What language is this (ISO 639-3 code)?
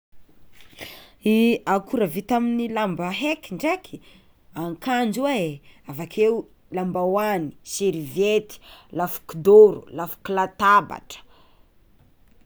xmw